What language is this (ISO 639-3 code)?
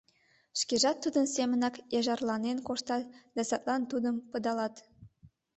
chm